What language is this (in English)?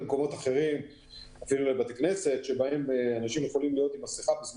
Hebrew